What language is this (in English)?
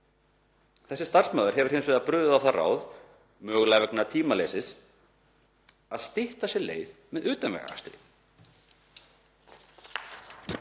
Icelandic